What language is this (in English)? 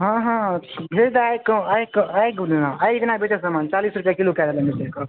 Maithili